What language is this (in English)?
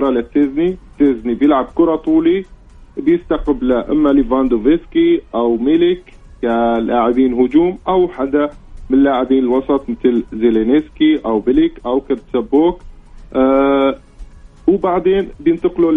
Arabic